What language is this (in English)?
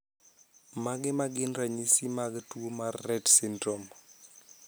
Luo (Kenya and Tanzania)